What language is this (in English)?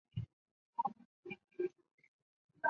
Chinese